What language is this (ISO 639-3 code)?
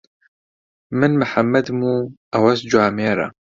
ckb